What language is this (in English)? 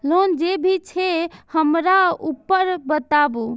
Maithili